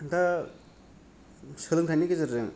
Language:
Bodo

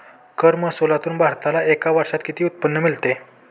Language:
Marathi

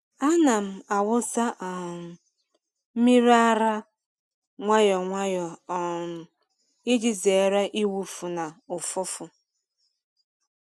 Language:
Igbo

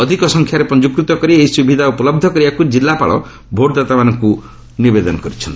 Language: Odia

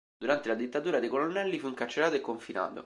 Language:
Italian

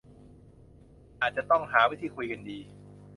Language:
Thai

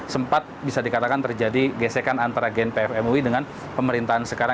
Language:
Indonesian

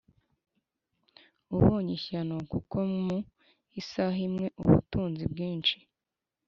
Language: Kinyarwanda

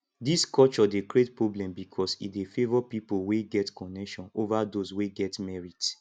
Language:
Nigerian Pidgin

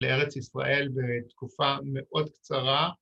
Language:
Hebrew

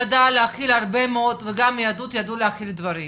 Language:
Hebrew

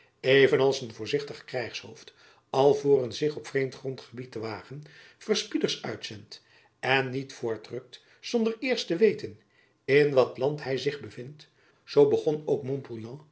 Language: Dutch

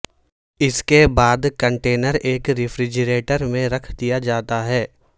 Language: Urdu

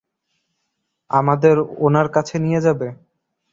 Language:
Bangla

